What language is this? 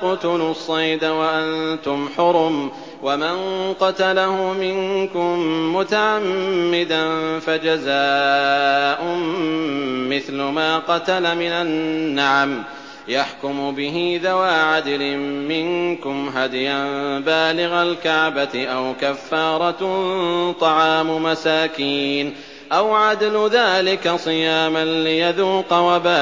Arabic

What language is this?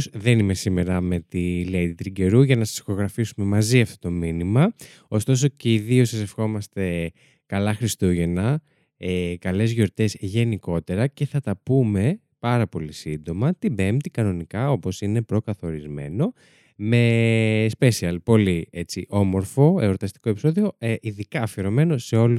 Greek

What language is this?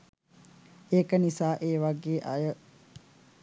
Sinhala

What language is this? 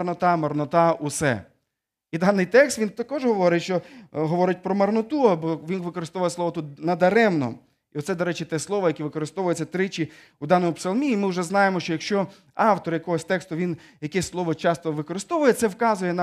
Ukrainian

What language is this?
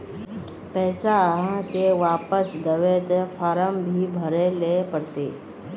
Magahi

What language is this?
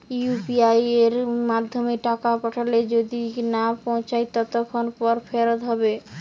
Bangla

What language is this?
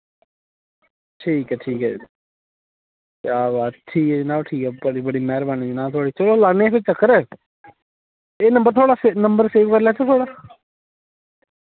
Dogri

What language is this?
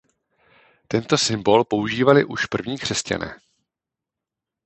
Czech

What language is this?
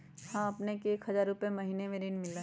Magahi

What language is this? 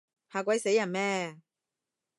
Cantonese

